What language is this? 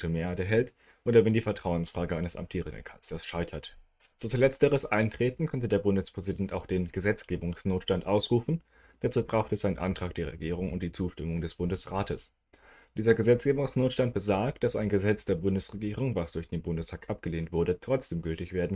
German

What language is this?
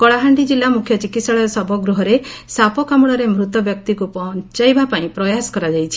Odia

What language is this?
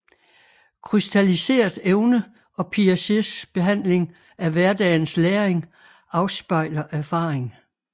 Danish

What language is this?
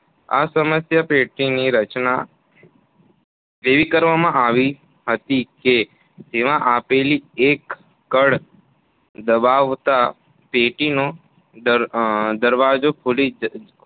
Gujarati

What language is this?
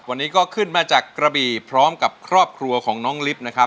Thai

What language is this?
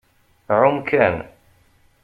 Kabyle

